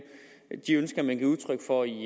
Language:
Danish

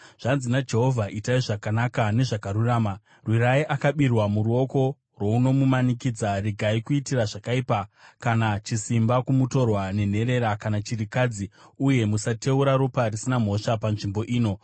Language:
Shona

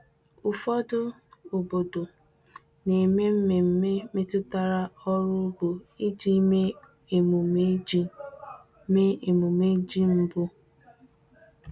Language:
Igbo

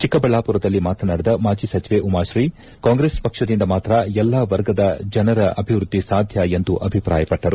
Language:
Kannada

